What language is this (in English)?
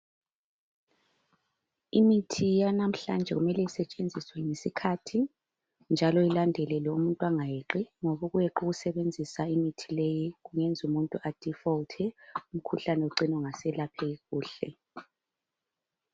North Ndebele